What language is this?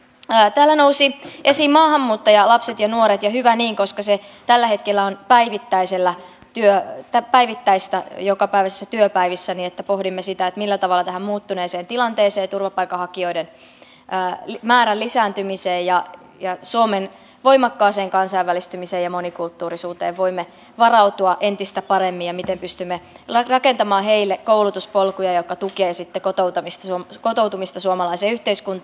Finnish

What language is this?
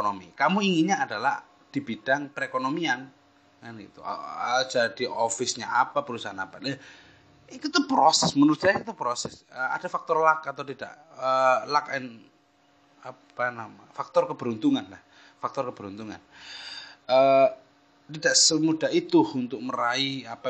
Indonesian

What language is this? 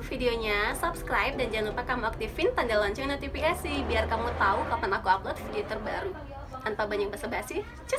Indonesian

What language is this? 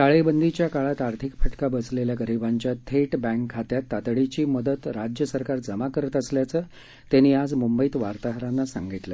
Marathi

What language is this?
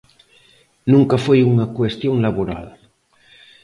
Galician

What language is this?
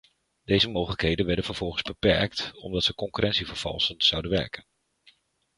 Dutch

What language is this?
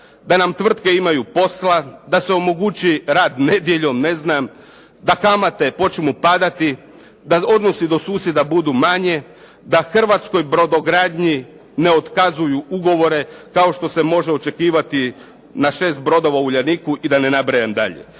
Croatian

